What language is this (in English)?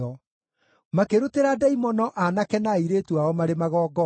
Kikuyu